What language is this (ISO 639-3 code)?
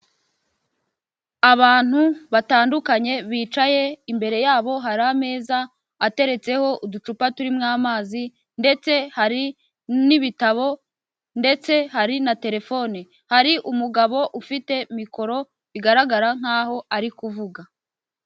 kin